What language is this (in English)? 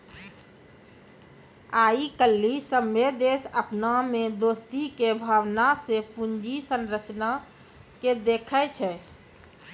Maithili